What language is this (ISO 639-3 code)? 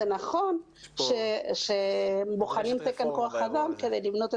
heb